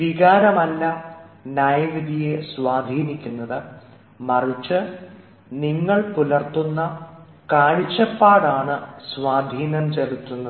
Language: Malayalam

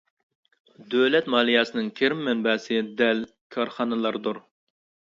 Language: Uyghur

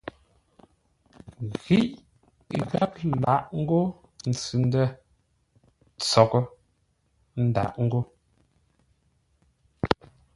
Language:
Ngombale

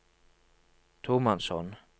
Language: Norwegian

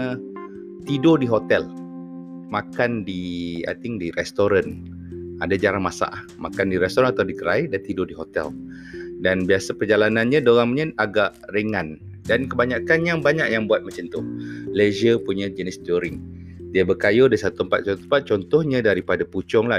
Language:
Malay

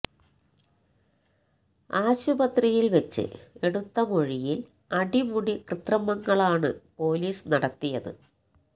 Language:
Malayalam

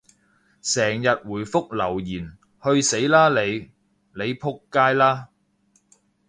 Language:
Cantonese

